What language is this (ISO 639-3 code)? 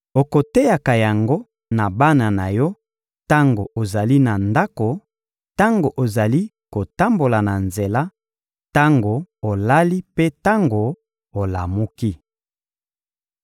lin